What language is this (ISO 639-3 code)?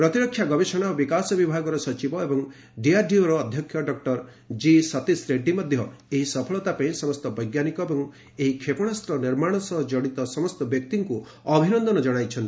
ori